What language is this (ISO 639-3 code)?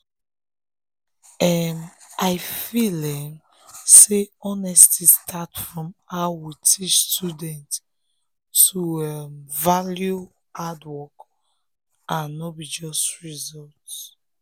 pcm